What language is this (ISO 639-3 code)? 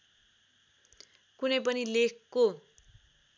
nep